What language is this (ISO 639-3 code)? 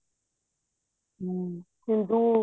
pan